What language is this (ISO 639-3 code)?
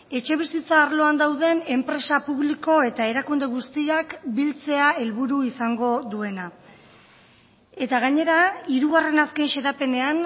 eus